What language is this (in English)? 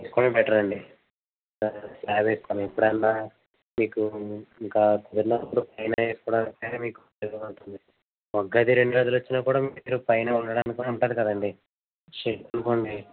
Telugu